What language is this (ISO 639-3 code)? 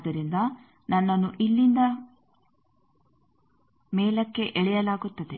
kan